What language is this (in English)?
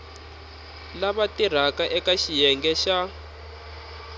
Tsonga